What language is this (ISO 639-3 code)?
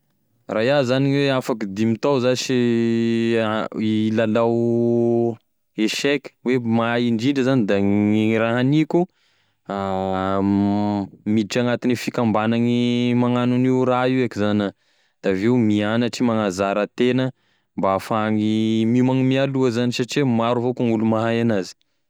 tkg